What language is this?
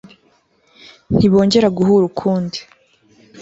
Kinyarwanda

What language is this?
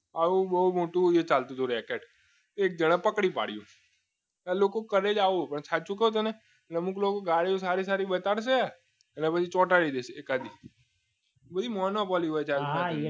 Gujarati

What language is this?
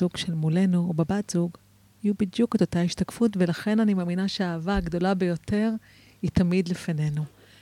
Hebrew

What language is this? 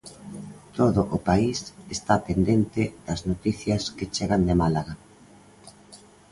Galician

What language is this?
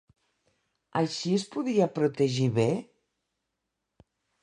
Catalan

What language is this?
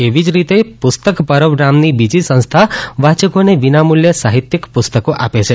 Gujarati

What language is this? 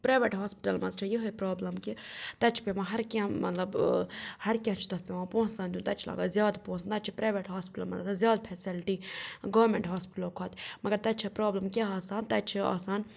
Kashmiri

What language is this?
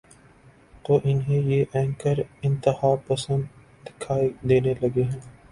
Urdu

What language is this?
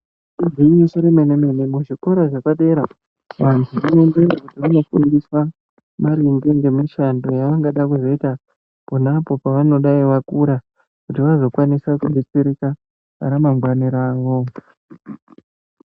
Ndau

